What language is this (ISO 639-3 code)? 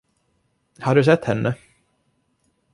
swe